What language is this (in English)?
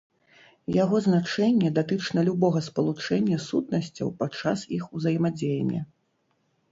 Belarusian